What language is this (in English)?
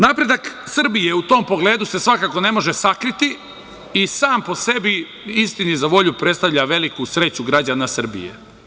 Serbian